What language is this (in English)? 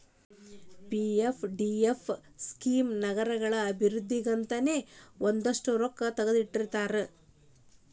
Kannada